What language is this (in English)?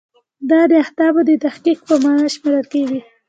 Pashto